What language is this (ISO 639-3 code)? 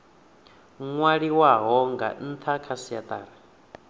ven